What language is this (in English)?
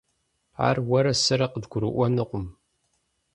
Kabardian